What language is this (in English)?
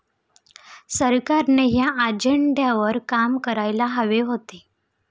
Marathi